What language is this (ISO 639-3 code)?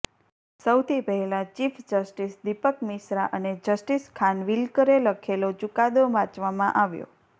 guj